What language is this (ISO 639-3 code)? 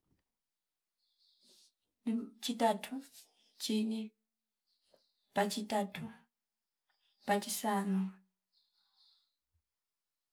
fip